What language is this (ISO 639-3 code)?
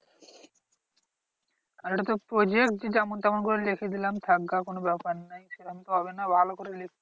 ben